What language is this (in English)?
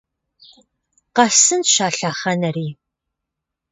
Kabardian